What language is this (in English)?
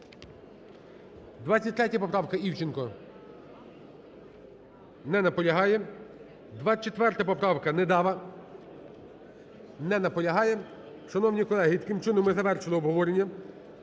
Ukrainian